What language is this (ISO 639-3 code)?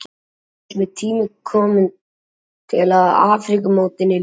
isl